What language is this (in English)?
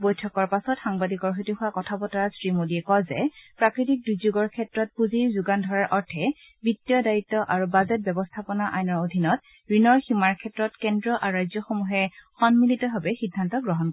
Assamese